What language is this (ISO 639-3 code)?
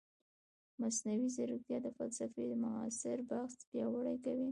pus